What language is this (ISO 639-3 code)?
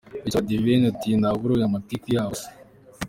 kin